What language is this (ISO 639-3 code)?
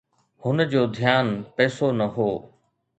snd